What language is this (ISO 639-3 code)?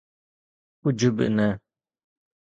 snd